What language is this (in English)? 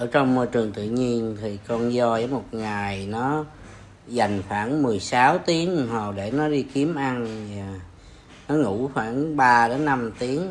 Vietnamese